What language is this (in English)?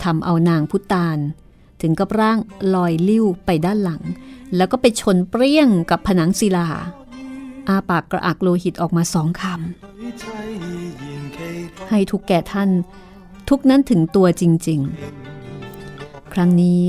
Thai